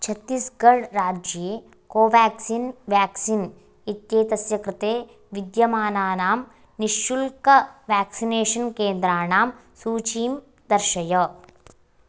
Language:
Sanskrit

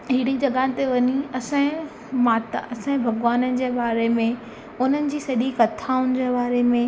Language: Sindhi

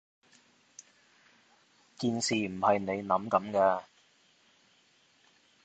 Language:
Cantonese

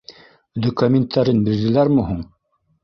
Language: Bashkir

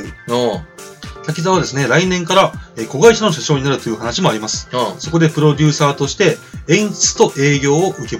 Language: Japanese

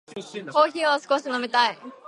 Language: Japanese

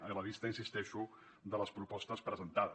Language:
Catalan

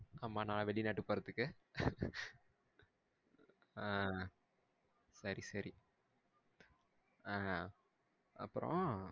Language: Tamil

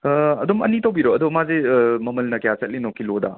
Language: Manipuri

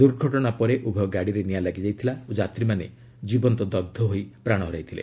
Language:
Odia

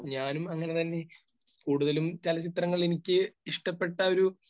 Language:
Malayalam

